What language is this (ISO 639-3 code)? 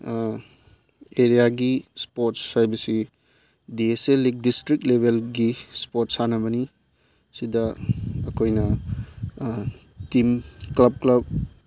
mni